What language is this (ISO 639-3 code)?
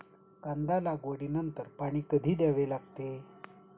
mar